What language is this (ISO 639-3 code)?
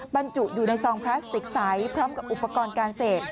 tha